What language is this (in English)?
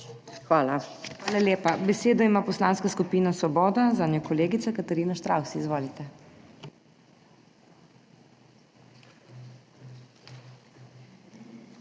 Slovenian